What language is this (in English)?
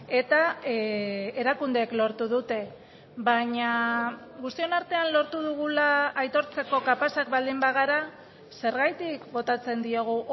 Basque